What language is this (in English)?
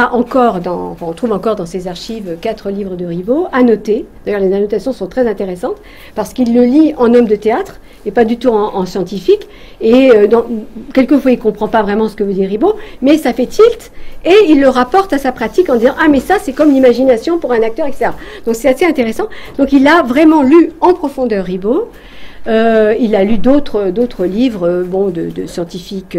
French